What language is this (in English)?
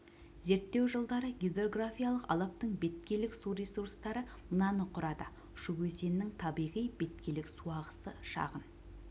Kazakh